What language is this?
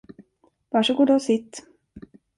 Swedish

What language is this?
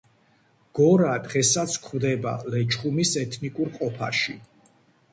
Georgian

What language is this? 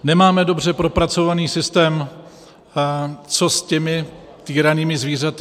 Czech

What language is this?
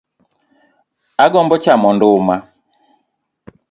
Luo (Kenya and Tanzania)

